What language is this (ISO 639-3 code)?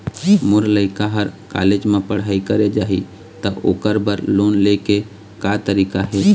hne